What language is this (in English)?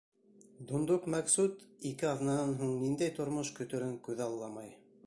Bashkir